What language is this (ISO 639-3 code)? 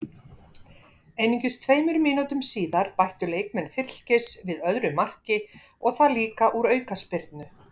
isl